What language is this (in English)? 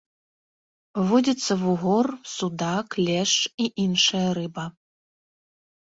Belarusian